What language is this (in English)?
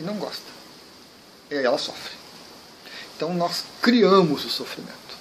Portuguese